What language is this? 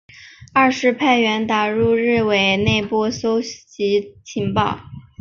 Chinese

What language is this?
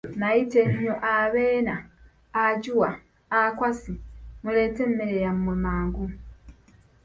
Ganda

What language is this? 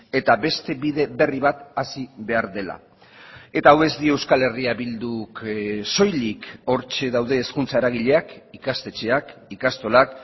Basque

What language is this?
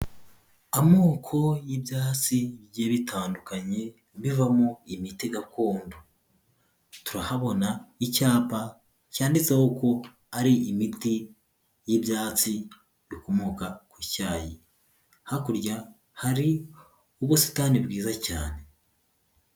Kinyarwanda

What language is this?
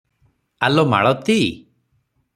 Odia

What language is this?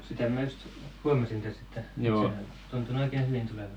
Finnish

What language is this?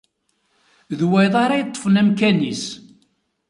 Kabyle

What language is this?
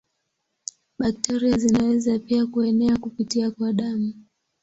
Swahili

